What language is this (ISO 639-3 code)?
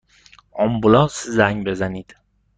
fas